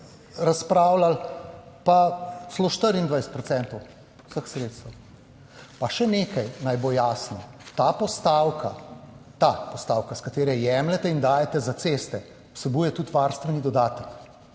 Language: Slovenian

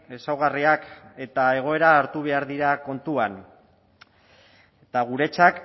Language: Basque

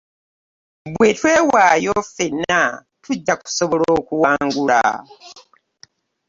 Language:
Ganda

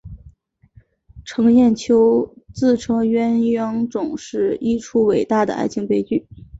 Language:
Chinese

